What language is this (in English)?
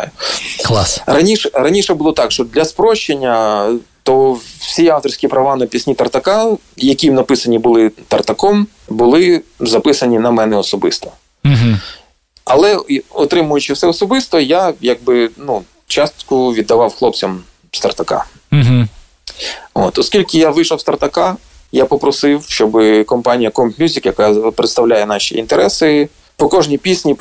Ukrainian